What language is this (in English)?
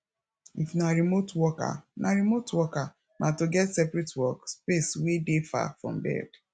Nigerian Pidgin